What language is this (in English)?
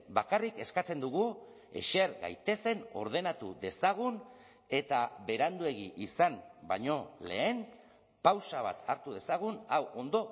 Basque